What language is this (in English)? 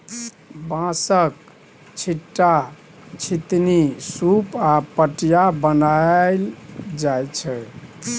Maithili